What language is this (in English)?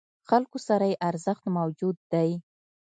Pashto